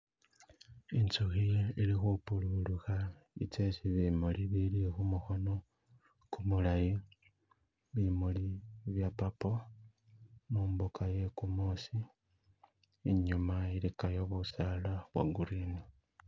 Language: Masaaba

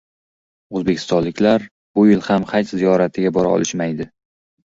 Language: Uzbek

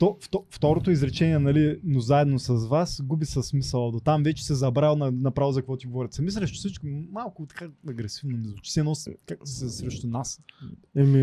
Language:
Bulgarian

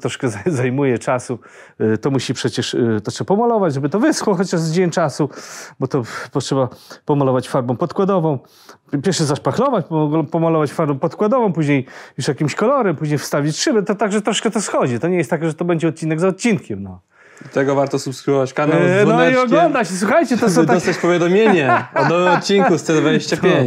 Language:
Polish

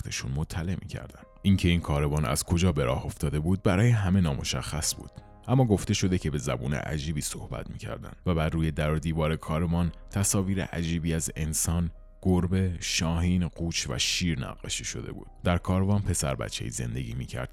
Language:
Persian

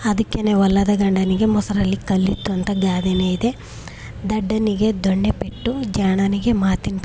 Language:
Kannada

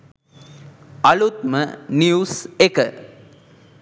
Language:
Sinhala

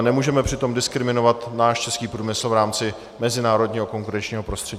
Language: Czech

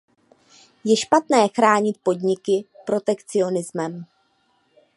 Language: Czech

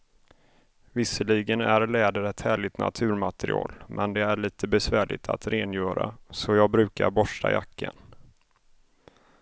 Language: Swedish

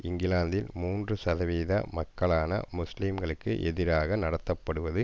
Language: Tamil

